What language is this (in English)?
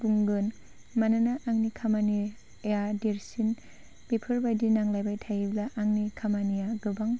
Bodo